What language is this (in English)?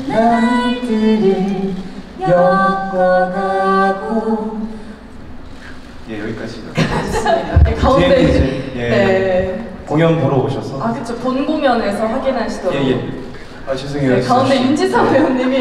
Korean